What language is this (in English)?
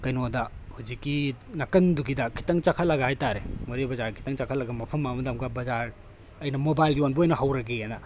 Manipuri